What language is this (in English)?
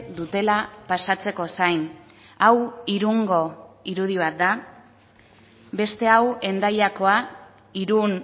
Basque